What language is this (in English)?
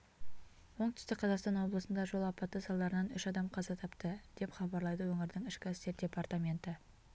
Kazakh